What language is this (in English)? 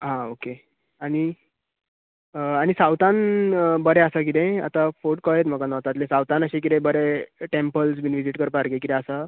Konkani